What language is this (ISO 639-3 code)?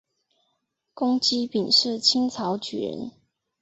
zho